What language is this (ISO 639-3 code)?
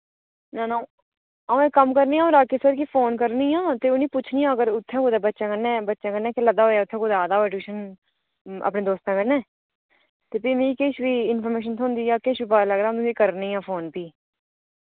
doi